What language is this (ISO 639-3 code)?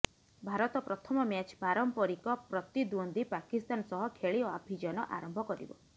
ori